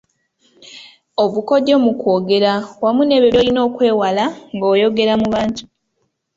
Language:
Ganda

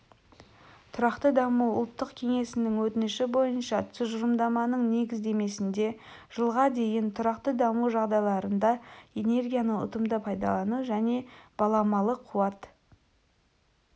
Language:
Kazakh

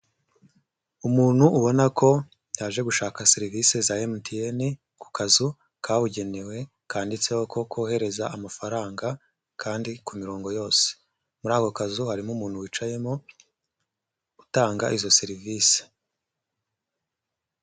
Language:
Kinyarwanda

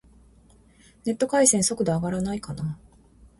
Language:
Japanese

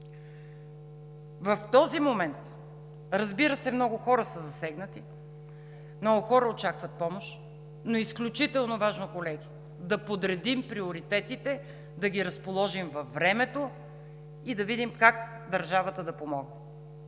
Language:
Bulgarian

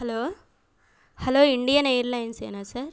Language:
Telugu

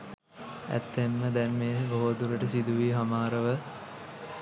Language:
Sinhala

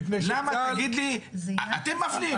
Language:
Hebrew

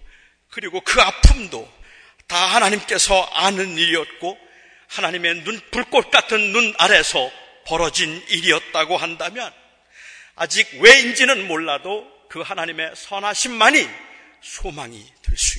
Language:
Korean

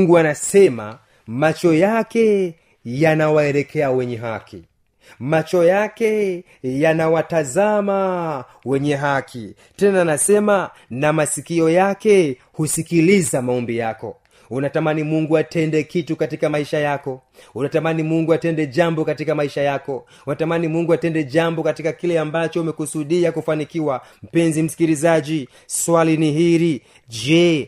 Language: Swahili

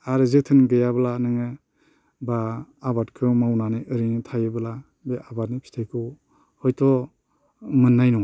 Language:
Bodo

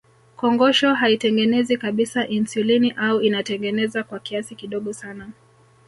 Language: Swahili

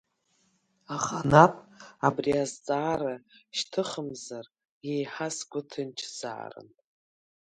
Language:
Abkhazian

